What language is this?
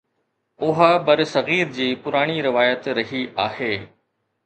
Sindhi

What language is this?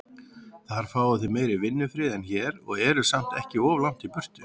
Icelandic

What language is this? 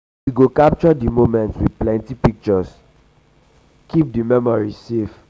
Nigerian Pidgin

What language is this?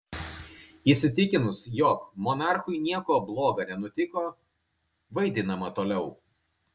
Lithuanian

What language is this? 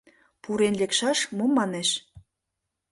Mari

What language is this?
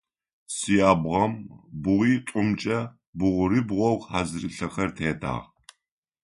Adyghe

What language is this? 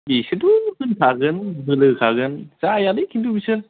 Bodo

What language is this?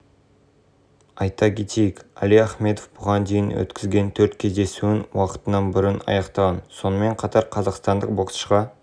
Kazakh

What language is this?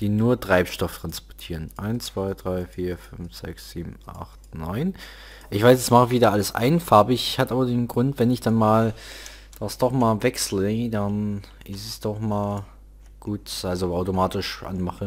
German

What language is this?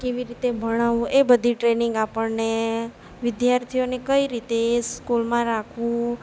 Gujarati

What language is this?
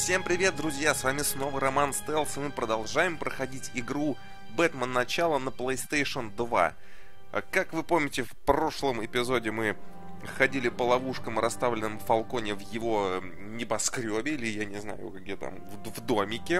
Russian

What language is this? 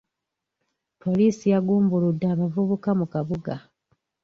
Ganda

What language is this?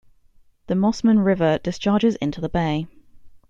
English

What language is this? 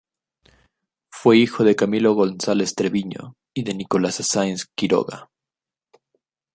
Spanish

